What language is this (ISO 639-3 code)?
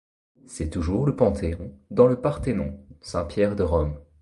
fra